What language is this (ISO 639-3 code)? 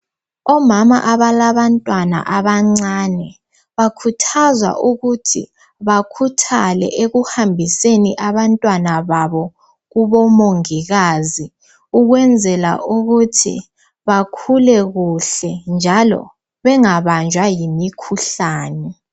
nde